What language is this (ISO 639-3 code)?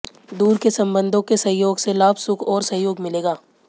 hin